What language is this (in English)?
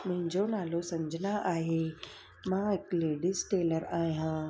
Sindhi